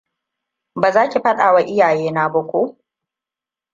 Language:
Hausa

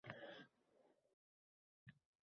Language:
Uzbek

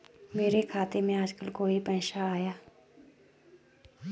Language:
Hindi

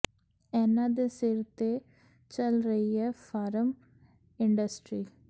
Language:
Punjabi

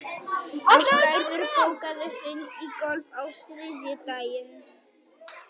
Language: Icelandic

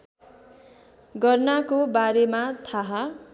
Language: Nepali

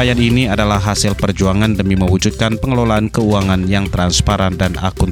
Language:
Indonesian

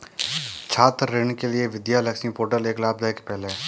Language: Hindi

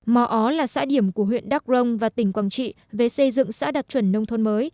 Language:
Vietnamese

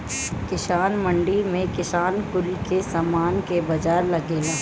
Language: Bhojpuri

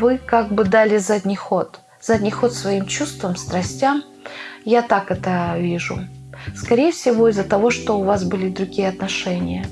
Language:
Russian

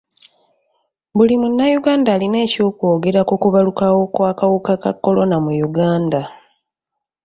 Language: Ganda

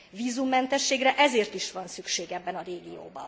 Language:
Hungarian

